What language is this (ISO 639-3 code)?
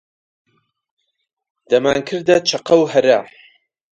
ckb